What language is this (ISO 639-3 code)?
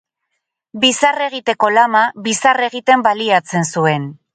eus